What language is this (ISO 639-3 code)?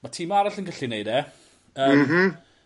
cym